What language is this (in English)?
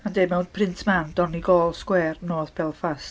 Welsh